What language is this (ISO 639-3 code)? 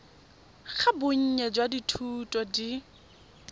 tsn